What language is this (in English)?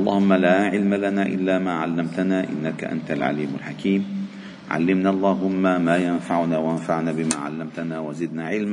Arabic